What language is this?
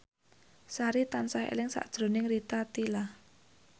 Javanese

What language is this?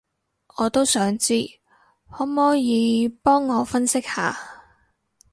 Cantonese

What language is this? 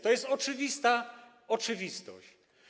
Polish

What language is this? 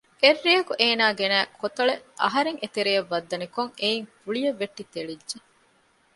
Divehi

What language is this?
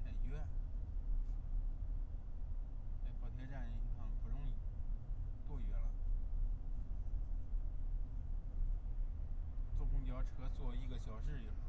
Chinese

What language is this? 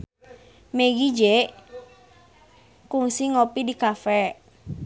Sundanese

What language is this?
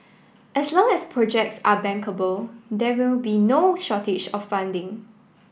English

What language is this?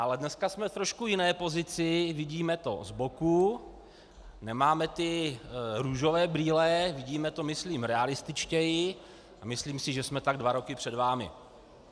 Czech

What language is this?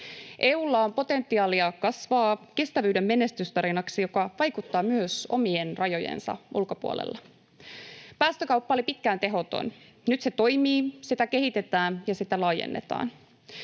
Finnish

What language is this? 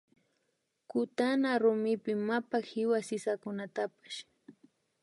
Imbabura Highland Quichua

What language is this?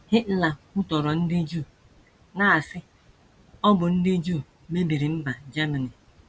Igbo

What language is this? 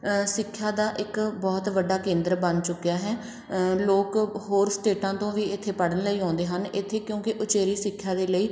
Punjabi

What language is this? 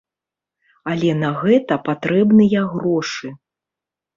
Belarusian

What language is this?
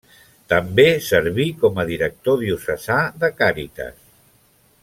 Catalan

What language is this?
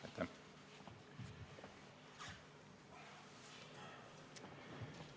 Estonian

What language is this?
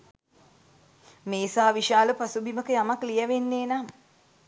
Sinhala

